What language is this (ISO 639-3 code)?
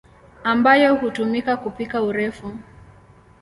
swa